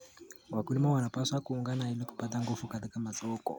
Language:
Kalenjin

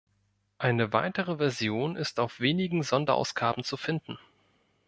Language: German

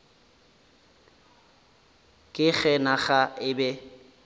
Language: Northern Sotho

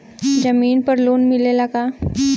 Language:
Bhojpuri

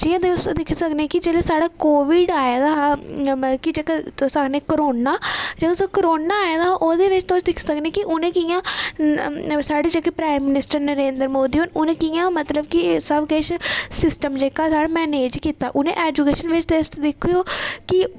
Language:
Dogri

